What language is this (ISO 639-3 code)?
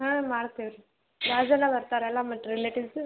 kan